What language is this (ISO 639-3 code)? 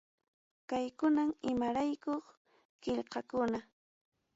quy